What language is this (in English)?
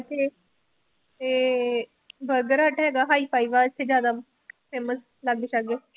Punjabi